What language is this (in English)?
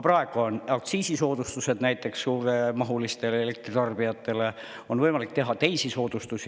Estonian